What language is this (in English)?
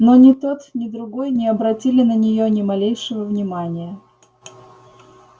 Russian